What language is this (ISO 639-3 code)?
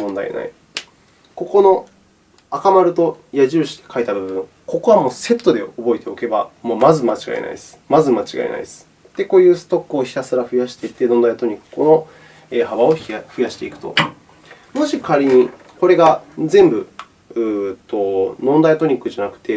jpn